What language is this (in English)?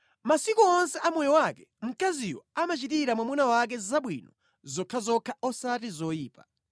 Nyanja